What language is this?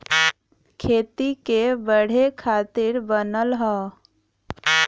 Bhojpuri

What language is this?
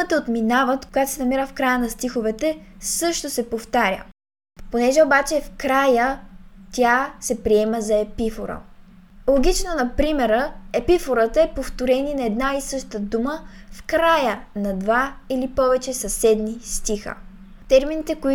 Bulgarian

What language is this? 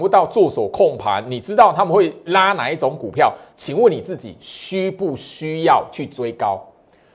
Chinese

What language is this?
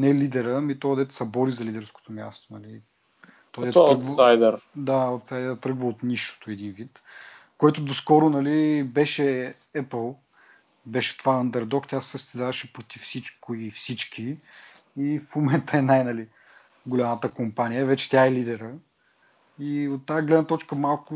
Bulgarian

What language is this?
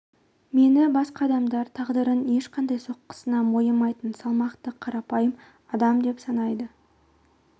Kazakh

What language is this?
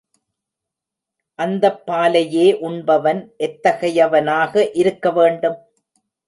Tamil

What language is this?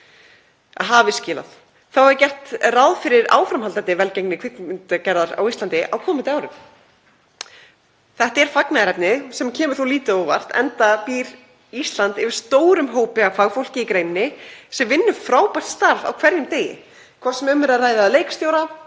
Icelandic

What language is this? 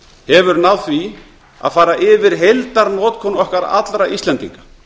Icelandic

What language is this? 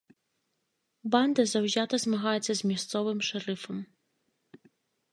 Belarusian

